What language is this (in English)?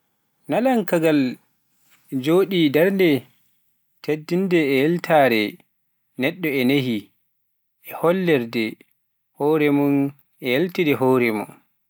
Pular